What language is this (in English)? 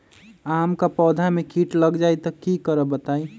Magahi